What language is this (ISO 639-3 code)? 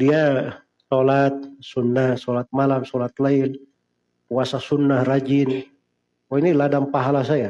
ind